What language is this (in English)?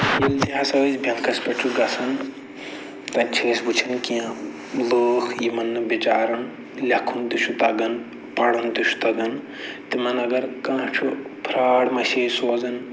Kashmiri